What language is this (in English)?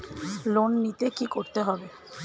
Bangla